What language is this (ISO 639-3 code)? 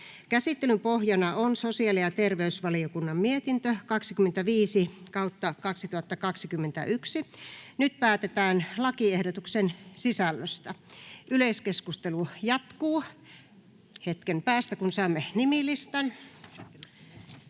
fin